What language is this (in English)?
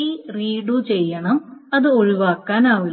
Malayalam